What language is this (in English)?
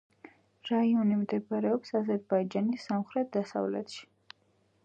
Georgian